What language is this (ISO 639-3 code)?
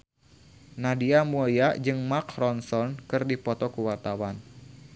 sun